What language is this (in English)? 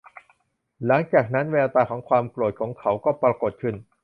Thai